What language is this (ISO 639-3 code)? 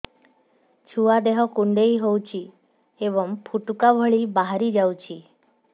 ori